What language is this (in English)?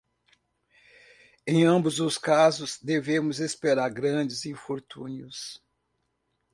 Portuguese